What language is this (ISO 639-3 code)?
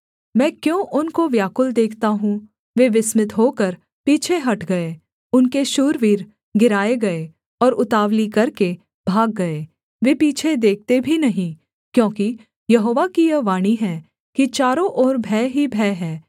hin